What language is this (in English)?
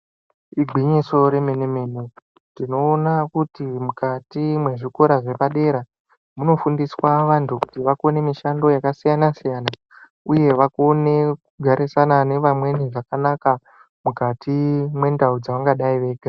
Ndau